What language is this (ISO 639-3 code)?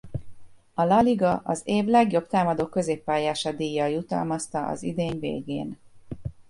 hun